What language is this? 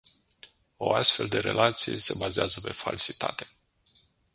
Romanian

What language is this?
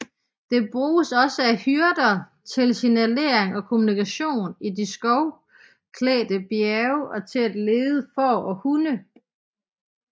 Danish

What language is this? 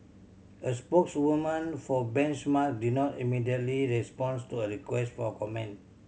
English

